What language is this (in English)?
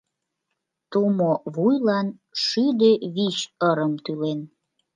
Mari